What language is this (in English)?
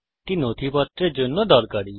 Bangla